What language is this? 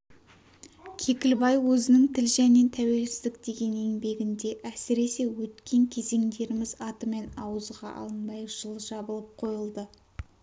Kazakh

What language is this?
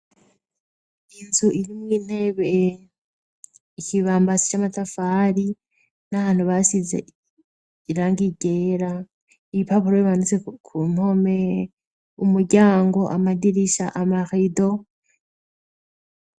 Rundi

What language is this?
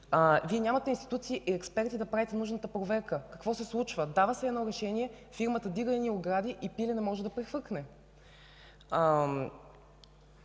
Bulgarian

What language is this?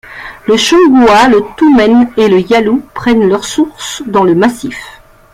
French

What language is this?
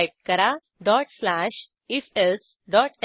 Marathi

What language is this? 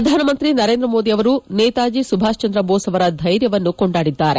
Kannada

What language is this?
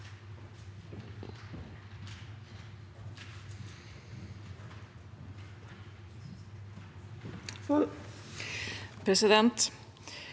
Norwegian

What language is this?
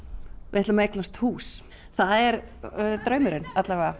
Icelandic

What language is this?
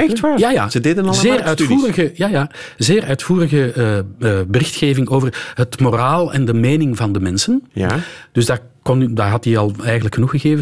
Dutch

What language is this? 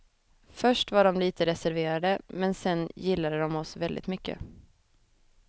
Swedish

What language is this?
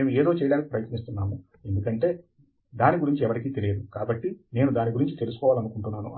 Telugu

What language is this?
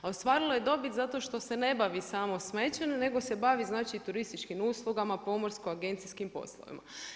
Croatian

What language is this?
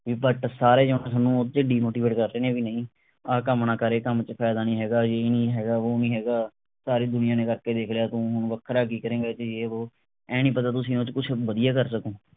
Punjabi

